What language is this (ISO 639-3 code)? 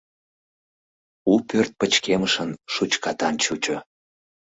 chm